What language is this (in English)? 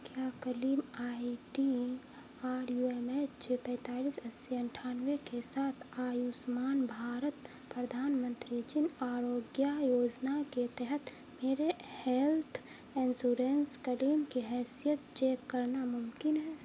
Urdu